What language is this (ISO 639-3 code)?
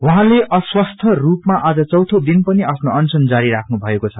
nep